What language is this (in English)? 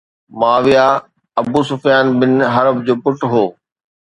Sindhi